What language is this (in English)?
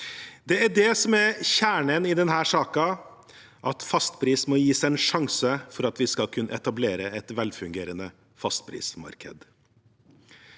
Norwegian